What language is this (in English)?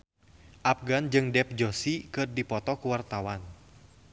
Sundanese